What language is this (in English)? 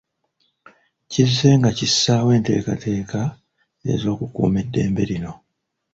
Ganda